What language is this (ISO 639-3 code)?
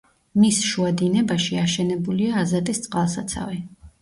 kat